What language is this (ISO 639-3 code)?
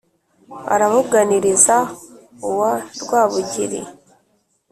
kin